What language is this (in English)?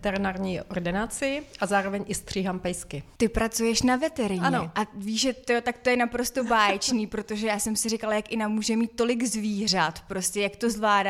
Czech